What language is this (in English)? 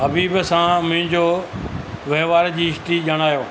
Sindhi